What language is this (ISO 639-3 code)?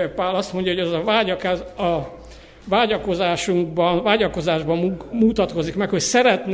hun